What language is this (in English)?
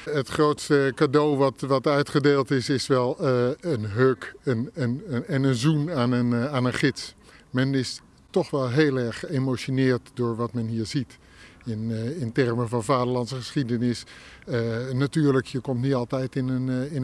Dutch